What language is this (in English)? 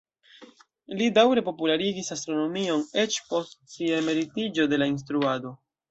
Esperanto